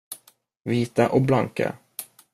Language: Swedish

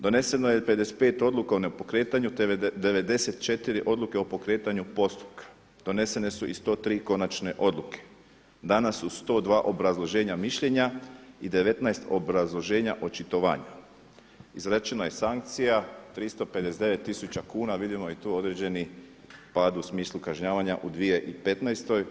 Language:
Croatian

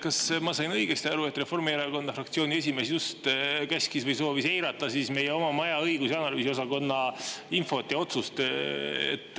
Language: Estonian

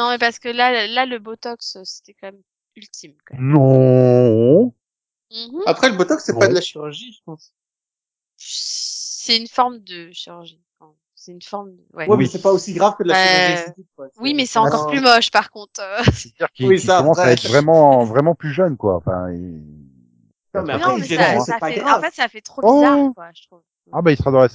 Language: French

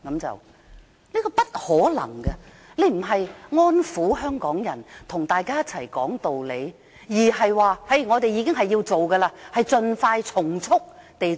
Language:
Cantonese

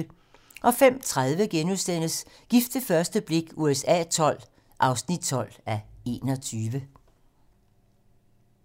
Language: Danish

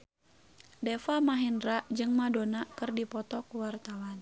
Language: Sundanese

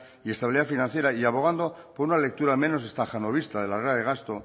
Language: Spanish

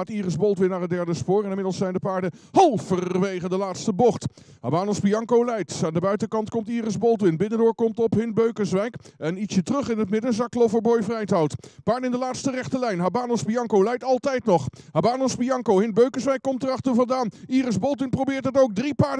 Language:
Dutch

